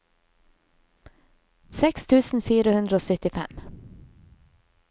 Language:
Norwegian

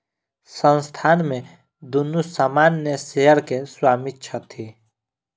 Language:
Maithili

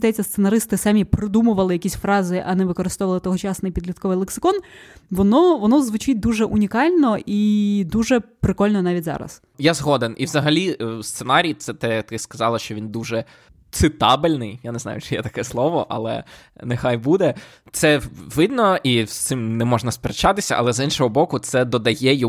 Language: Ukrainian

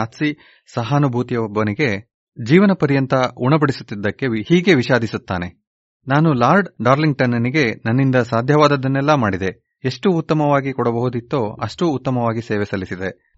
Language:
Kannada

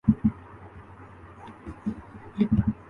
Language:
Urdu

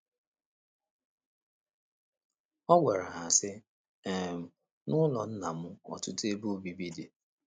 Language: Igbo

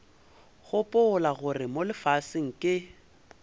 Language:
Northern Sotho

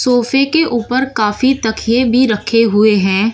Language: Hindi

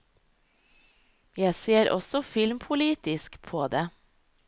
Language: Norwegian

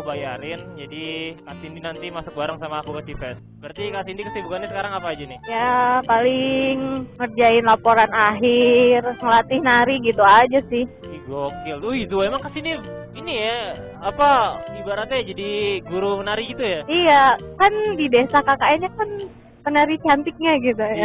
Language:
Indonesian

